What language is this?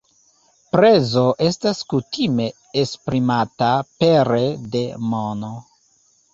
Esperanto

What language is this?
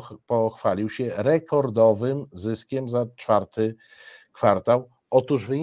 Polish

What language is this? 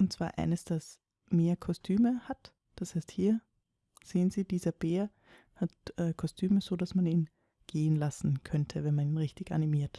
German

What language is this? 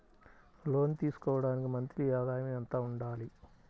Telugu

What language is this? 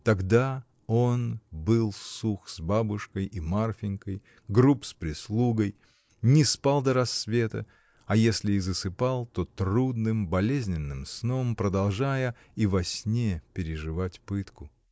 Russian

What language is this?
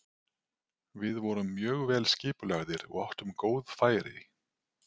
Icelandic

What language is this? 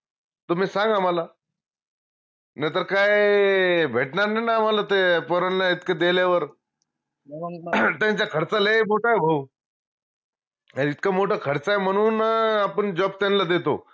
Marathi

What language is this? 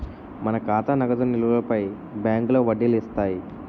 Telugu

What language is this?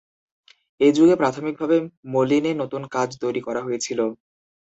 Bangla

